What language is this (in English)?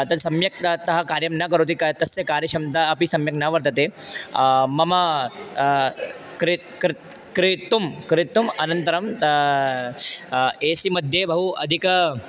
Sanskrit